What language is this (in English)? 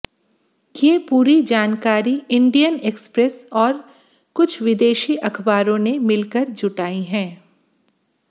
Hindi